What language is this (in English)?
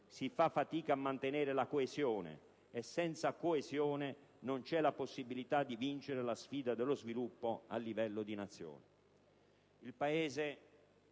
Italian